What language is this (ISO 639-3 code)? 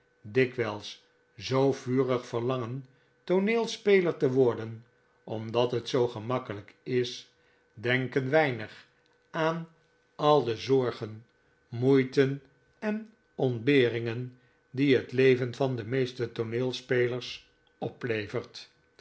nld